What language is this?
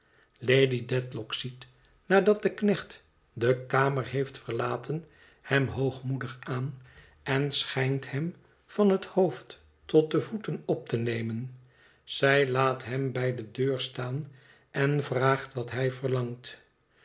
Dutch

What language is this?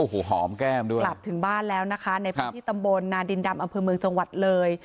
Thai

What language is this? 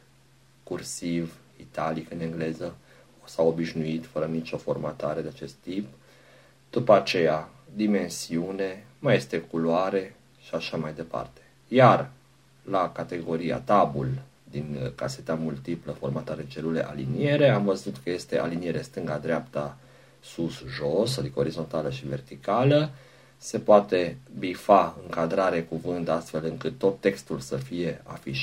Romanian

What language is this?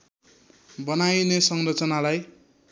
Nepali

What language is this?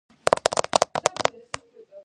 Georgian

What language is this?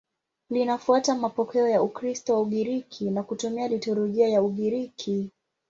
Swahili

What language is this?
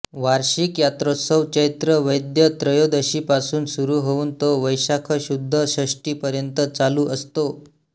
Marathi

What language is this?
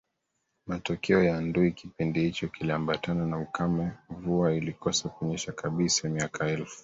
Swahili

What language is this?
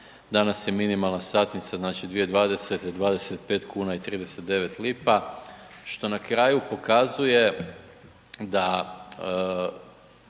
Croatian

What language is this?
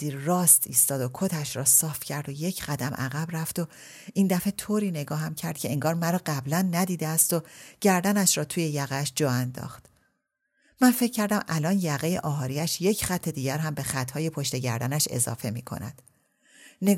Persian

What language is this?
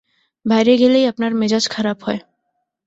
Bangla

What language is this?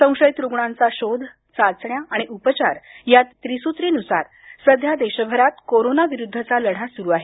Marathi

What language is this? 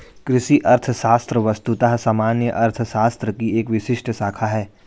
Hindi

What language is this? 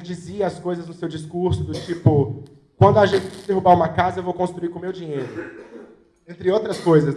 Portuguese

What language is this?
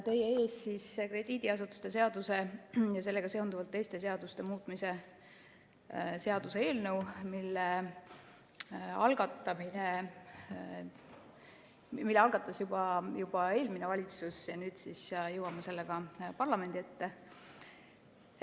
Estonian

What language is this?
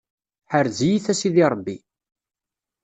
Kabyle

